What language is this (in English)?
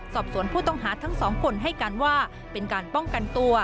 Thai